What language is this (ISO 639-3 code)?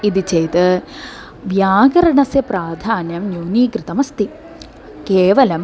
san